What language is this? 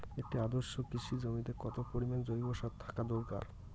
Bangla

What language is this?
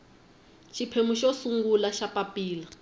Tsonga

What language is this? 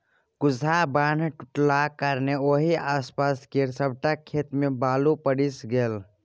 Maithili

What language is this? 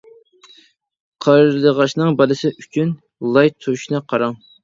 Uyghur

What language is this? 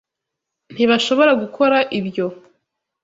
Kinyarwanda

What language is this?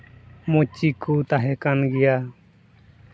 Santali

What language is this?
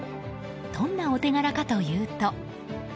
Japanese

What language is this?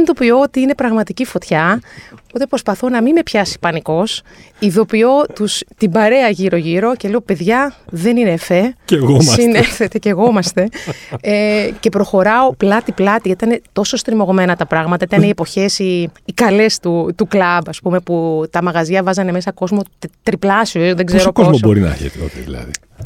Greek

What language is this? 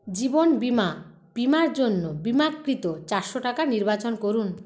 Bangla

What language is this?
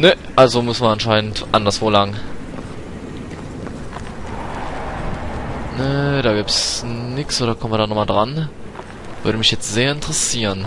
German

